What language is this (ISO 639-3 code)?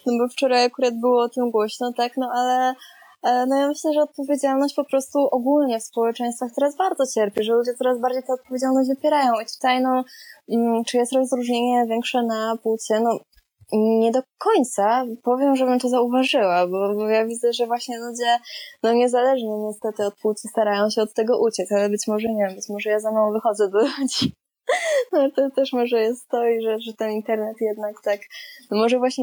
pol